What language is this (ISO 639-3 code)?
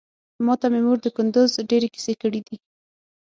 pus